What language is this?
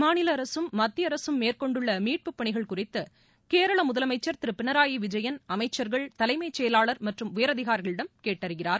Tamil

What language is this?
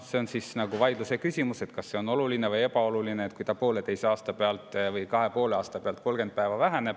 Estonian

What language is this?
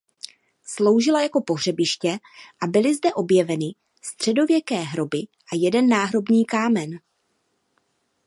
Czech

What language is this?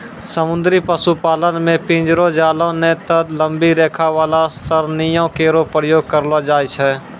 Maithili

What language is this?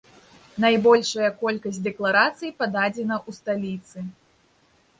Belarusian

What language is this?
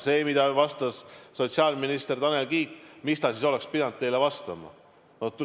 Estonian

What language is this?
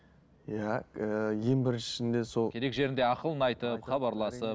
Kazakh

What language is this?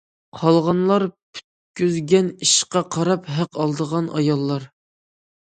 Uyghur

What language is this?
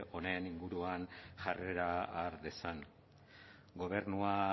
Basque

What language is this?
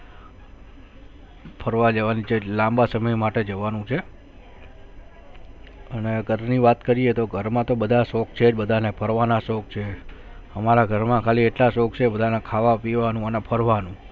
Gujarati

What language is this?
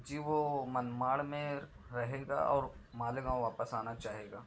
Urdu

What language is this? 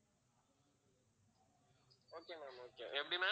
Tamil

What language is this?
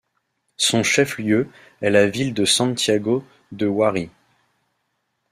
French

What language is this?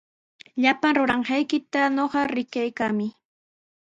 Sihuas Ancash Quechua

